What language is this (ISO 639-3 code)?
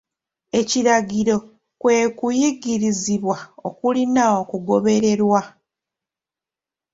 lug